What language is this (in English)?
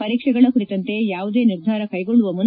Kannada